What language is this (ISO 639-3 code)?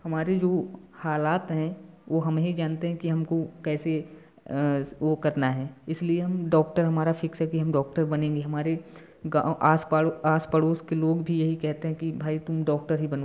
hin